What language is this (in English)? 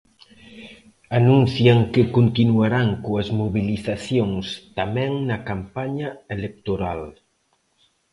Galician